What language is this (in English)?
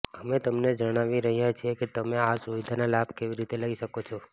Gujarati